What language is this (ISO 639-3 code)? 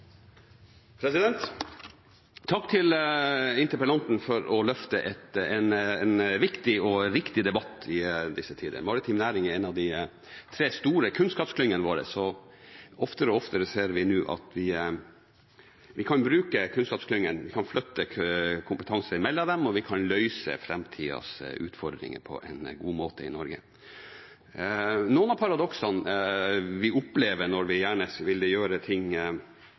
nor